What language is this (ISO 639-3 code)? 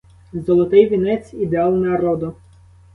ukr